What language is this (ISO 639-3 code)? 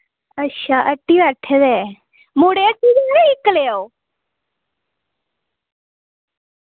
doi